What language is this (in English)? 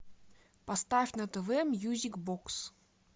Russian